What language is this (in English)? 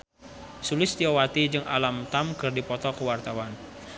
Sundanese